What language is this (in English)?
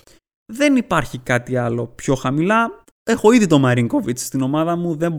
Greek